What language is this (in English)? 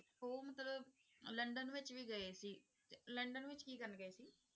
Punjabi